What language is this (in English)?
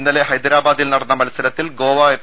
Malayalam